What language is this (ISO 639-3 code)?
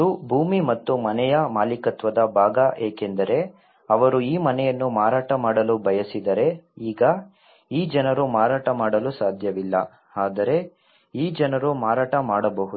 kan